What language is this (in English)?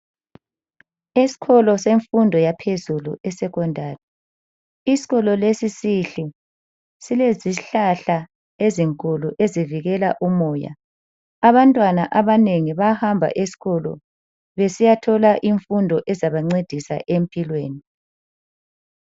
North Ndebele